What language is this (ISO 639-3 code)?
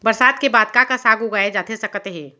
hne